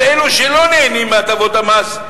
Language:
Hebrew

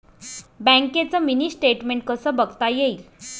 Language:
Marathi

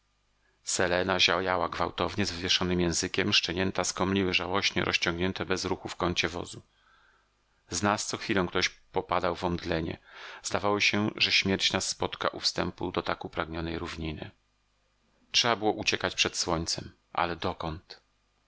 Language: Polish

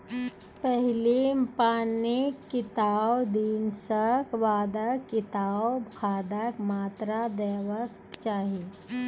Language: Maithili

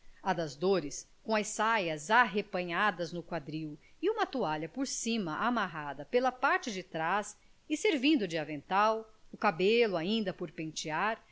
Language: Portuguese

